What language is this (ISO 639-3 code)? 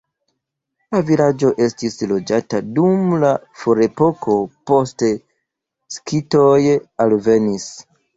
epo